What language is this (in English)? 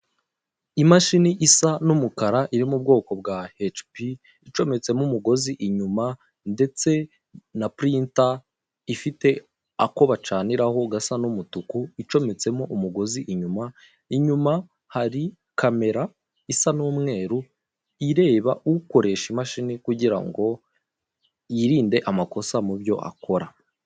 Kinyarwanda